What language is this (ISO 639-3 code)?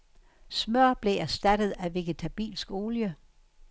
dan